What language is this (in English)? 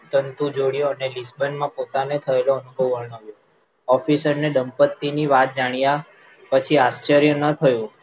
Gujarati